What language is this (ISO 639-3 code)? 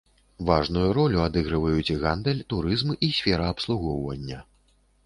bel